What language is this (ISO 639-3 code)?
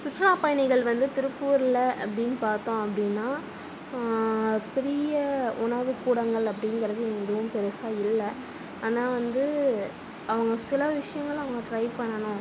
tam